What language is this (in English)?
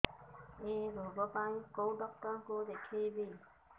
Odia